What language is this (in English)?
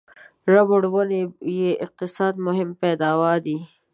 Pashto